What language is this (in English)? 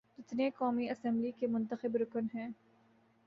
Urdu